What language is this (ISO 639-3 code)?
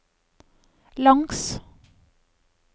nor